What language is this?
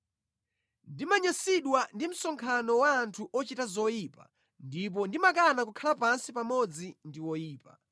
Nyanja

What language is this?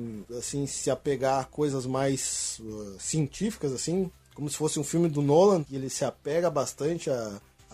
Portuguese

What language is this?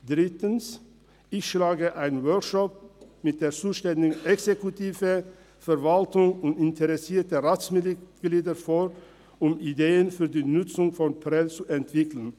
Swiss German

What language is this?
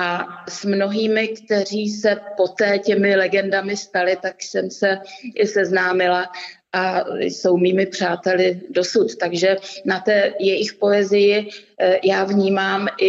Czech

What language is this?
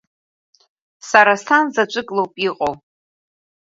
Abkhazian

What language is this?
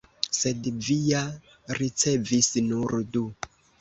Esperanto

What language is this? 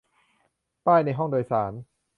Thai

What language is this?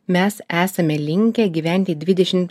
Lithuanian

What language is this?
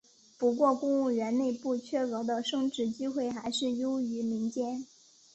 Chinese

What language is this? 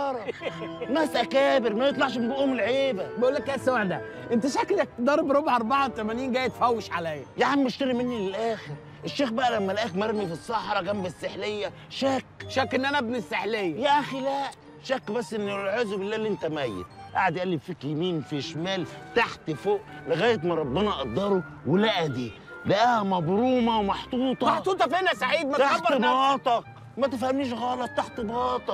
Arabic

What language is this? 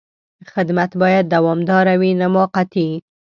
Pashto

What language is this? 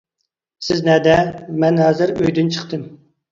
Uyghur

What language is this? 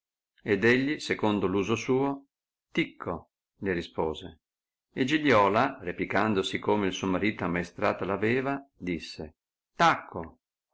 Italian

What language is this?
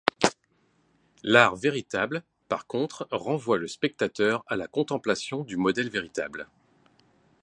French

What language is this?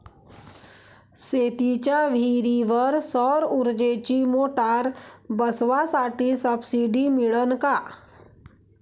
Marathi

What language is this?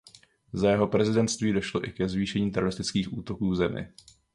Czech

